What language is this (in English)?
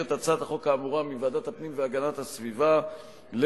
Hebrew